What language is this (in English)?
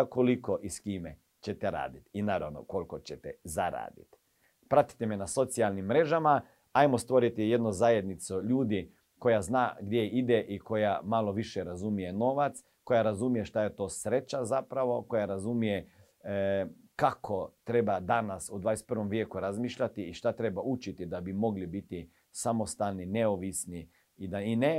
Croatian